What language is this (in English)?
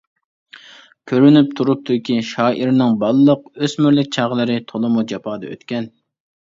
Uyghur